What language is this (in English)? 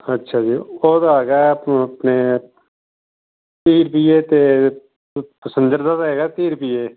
Punjabi